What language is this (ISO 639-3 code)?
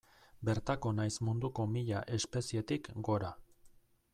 eus